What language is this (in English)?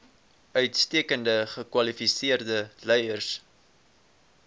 Afrikaans